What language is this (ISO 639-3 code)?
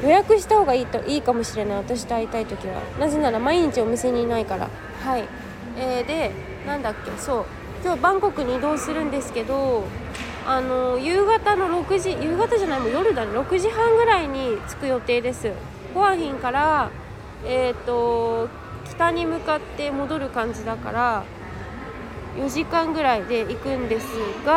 jpn